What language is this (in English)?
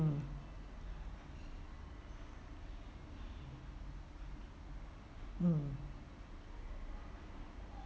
English